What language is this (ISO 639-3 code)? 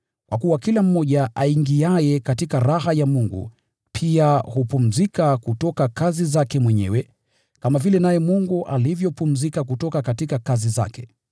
swa